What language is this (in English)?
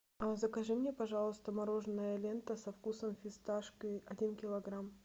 Russian